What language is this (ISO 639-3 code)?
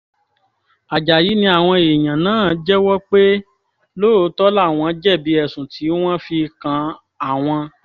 yor